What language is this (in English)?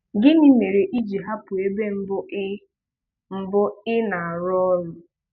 Igbo